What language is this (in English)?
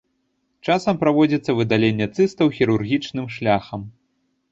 Belarusian